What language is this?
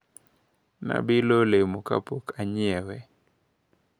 Luo (Kenya and Tanzania)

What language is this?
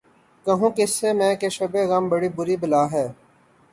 Urdu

